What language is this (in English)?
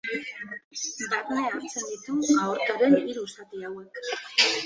Basque